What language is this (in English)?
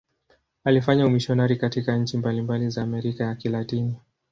Swahili